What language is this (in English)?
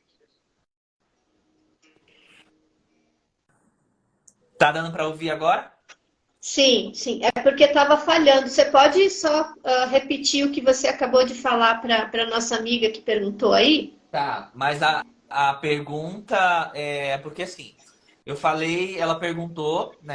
Portuguese